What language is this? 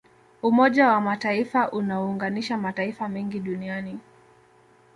Swahili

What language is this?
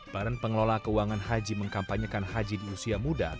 Indonesian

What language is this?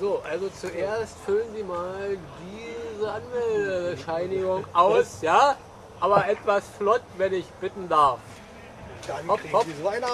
German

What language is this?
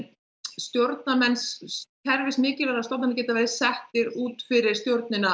Icelandic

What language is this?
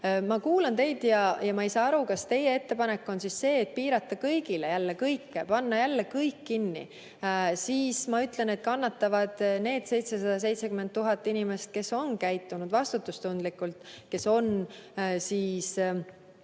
Estonian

